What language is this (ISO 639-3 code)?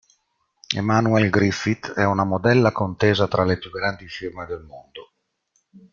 ita